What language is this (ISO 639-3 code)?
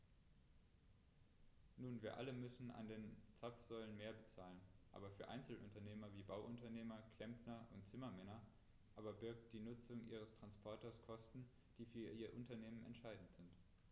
deu